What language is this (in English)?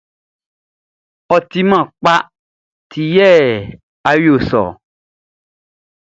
Baoulé